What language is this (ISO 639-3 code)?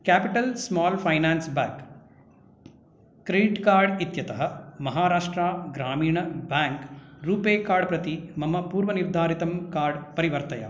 san